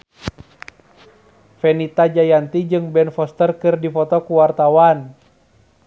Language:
Sundanese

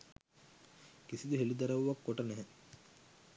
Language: Sinhala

